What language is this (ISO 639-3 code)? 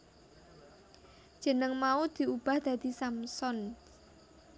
jav